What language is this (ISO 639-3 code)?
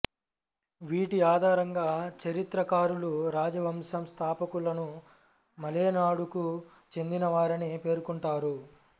tel